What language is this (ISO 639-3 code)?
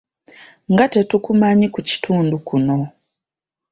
lug